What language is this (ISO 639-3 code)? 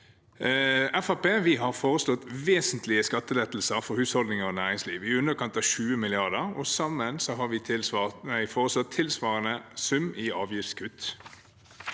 nor